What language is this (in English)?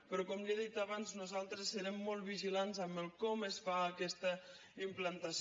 Catalan